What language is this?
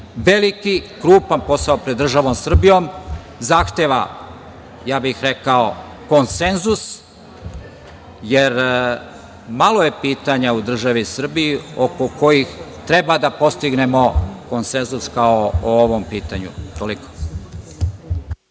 Serbian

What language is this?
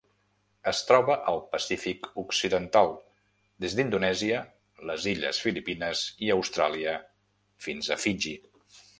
Catalan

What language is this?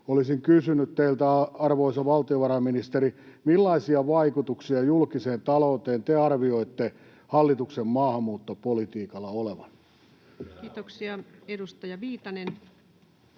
Finnish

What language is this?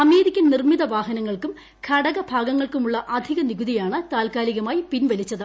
Malayalam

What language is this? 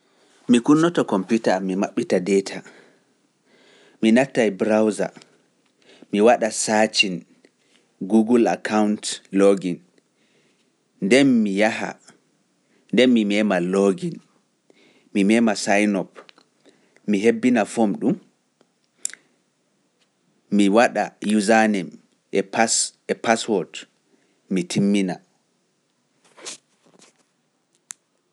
Pular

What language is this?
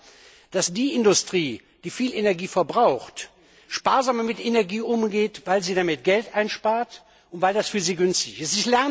German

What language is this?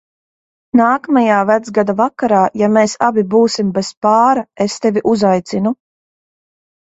Latvian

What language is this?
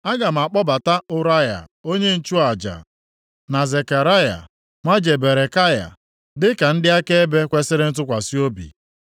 Igbo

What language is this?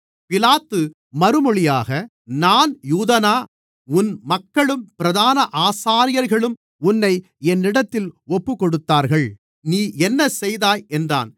Tamil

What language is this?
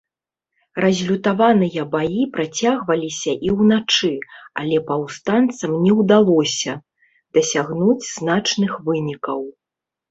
Belarusian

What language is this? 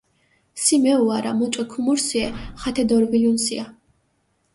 Mingrelian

